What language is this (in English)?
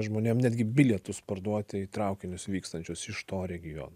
Lithuanian